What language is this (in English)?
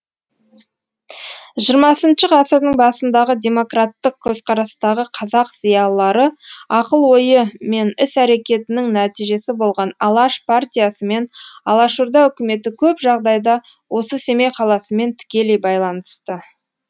Kazakh